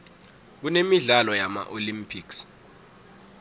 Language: South Ndebele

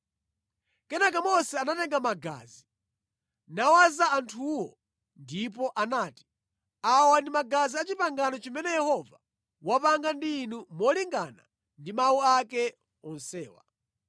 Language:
Nyanja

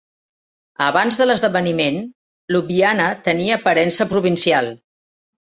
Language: Catalan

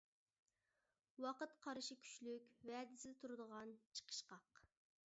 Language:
Uyghur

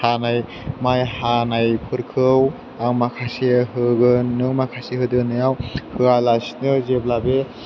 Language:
Bodo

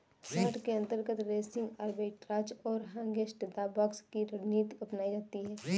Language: Hindi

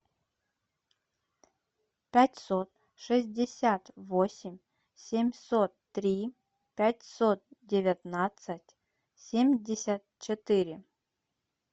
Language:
Russian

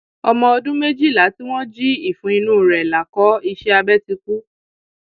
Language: Yoruba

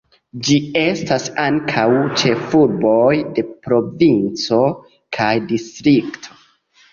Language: Esperanto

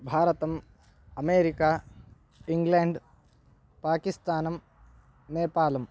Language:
Sanskrit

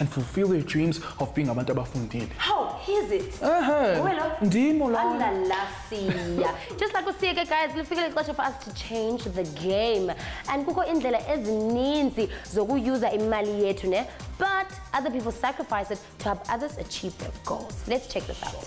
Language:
English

